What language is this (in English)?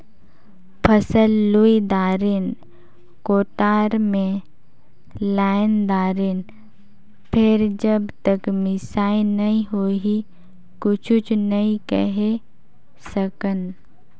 Chhattisgarhi